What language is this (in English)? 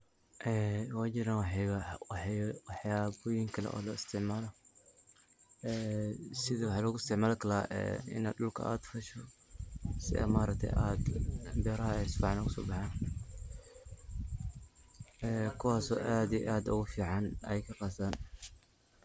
Somali